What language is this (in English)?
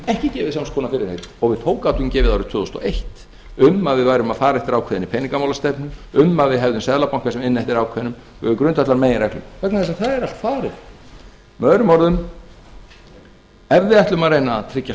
Icelandic